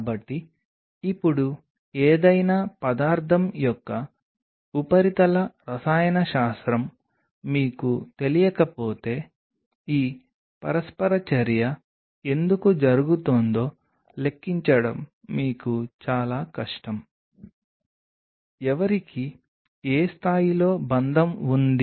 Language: Telugu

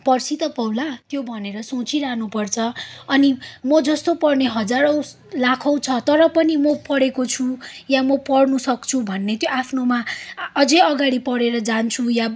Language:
Nepali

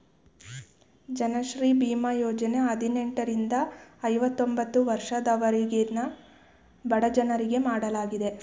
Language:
Kannada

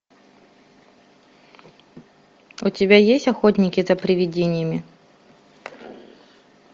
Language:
Russian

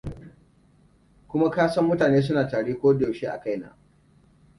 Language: Hausa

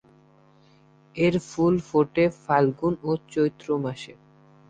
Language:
Bangla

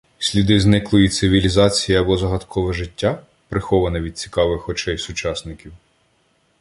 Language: Ukrainian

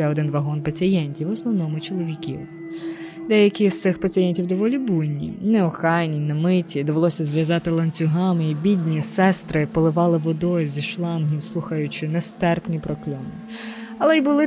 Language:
Ukrainian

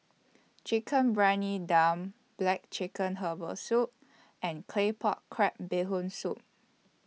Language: English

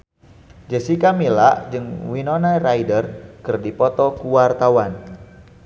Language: Sundanese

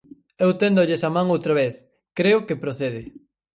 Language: Galician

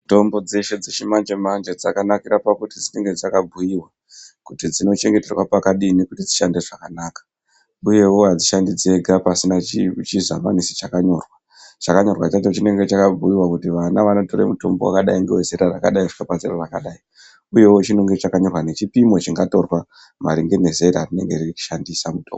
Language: Ndau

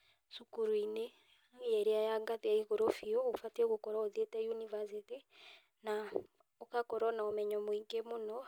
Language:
Kikuyu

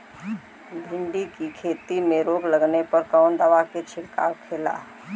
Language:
Bhojpuri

